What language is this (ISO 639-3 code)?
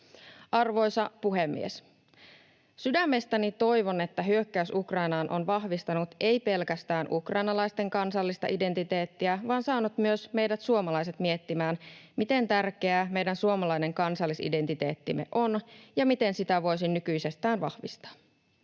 fin